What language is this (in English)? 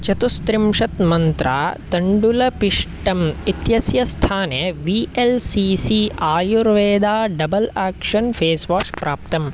Sanskrit